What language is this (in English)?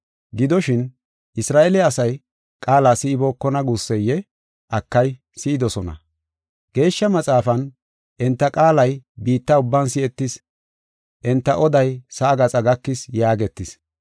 Gofa